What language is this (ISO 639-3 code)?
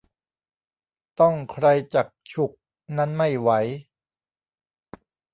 tha